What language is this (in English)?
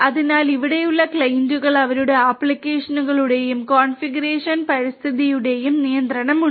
Malayalam